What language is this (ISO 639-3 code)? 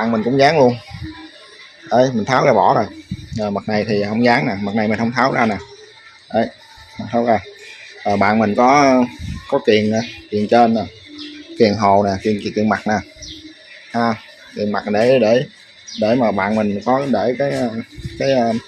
vie